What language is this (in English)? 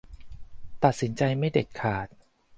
Thai